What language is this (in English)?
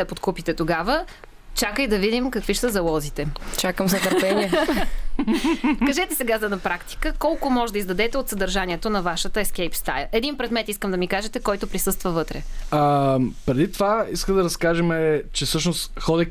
Bulgarian